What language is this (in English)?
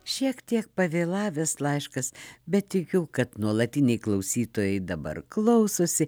Lithuanian